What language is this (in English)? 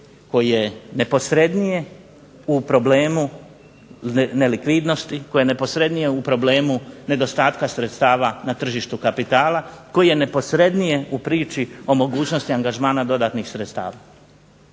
Croatian